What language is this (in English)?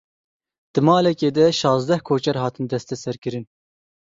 Kurdish